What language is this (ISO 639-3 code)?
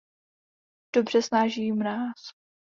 ces